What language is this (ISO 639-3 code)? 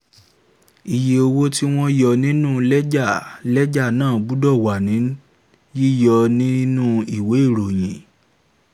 yor